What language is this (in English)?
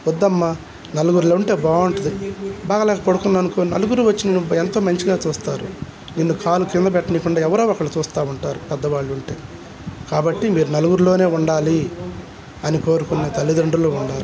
Telugu